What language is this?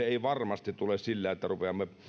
Finnish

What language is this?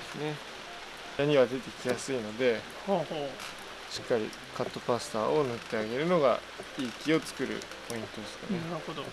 Japanese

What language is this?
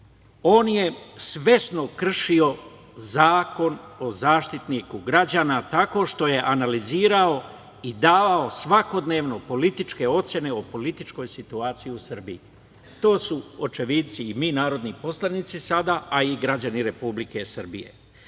Serbian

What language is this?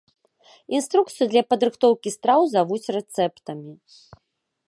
Belarusian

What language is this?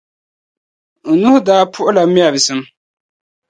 Dagbani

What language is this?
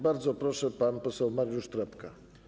Polish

